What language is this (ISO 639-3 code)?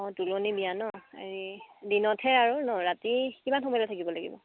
asm